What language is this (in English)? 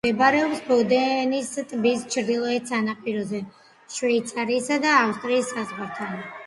Georgian